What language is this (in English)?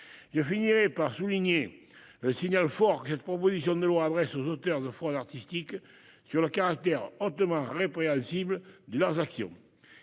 French